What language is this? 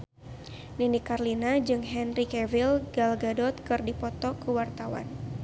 Sundanese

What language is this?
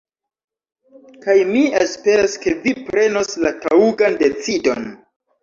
Esperanto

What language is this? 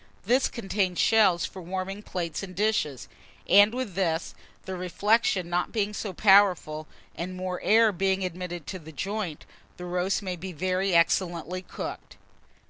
English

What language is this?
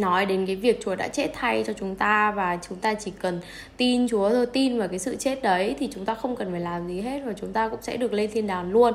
Vietnamese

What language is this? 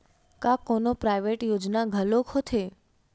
Chhattisgarhi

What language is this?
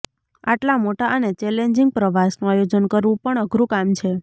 Gujarati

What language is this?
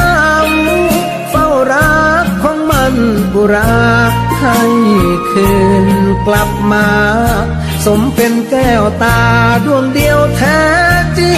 Thai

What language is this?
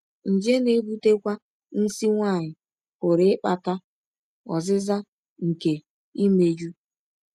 Igbo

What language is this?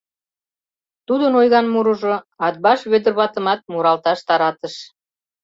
Mari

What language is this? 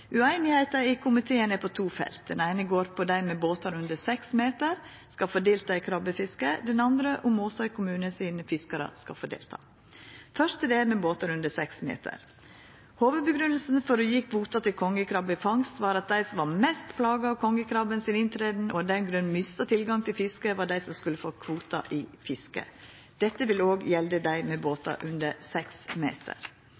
Norwegian Nynorsk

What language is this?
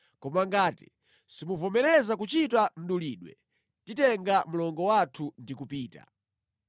Nyanja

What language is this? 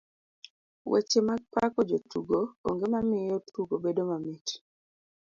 Luo (Kenya and Tanzania)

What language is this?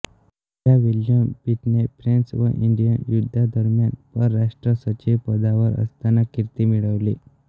Marathi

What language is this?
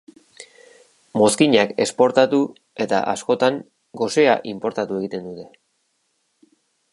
Basque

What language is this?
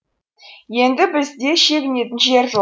Kazakh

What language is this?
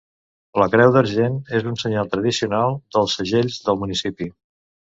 Catalan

